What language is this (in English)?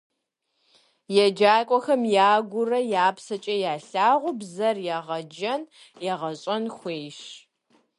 Kabardian